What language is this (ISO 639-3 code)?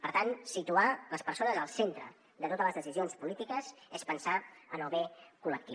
cat